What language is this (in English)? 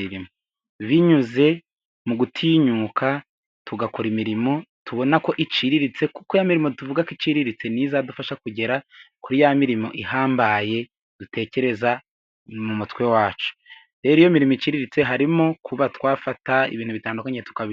Kinyarwanda